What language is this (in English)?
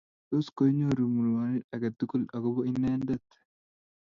Kalenjin